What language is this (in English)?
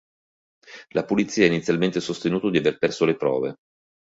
Italian